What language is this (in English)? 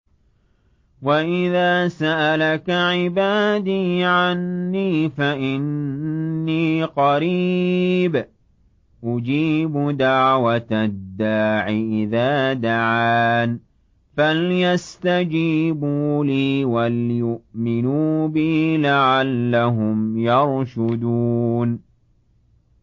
Arabic